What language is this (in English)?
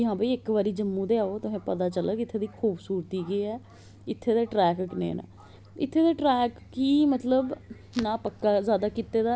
Dogri